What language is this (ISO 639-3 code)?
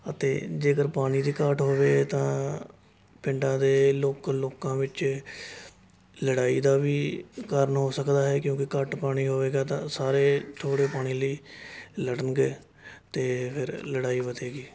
pan